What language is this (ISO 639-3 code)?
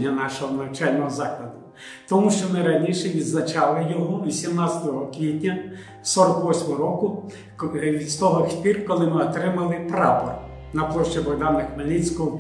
ukr